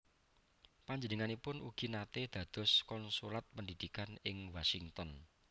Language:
Javanese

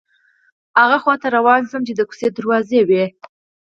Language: Pashto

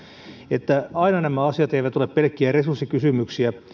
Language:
Finnish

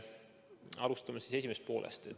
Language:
Estonian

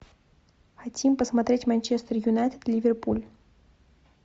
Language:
Russian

